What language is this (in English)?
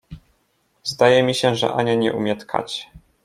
Polish